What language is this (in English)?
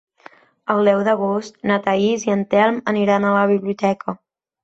Catalan